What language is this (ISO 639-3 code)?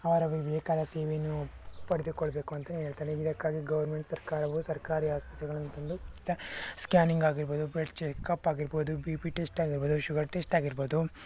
kan